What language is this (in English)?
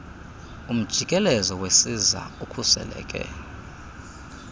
Xhosa